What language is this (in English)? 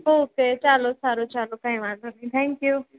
Gujarati